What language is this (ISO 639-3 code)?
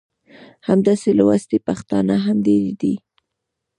pus